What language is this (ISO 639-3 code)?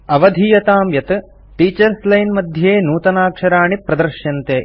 san